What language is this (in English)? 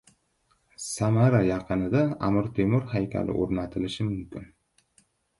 Uzbek